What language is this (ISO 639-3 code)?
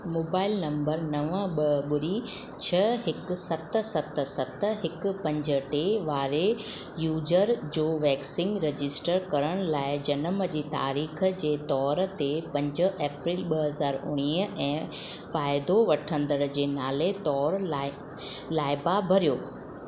snd